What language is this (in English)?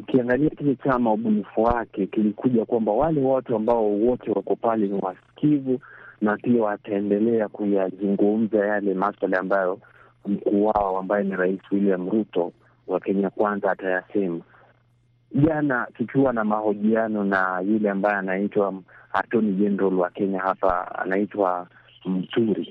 Swahili